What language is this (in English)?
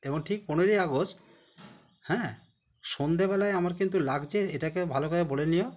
Bangla